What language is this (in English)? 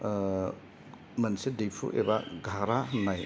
Bodo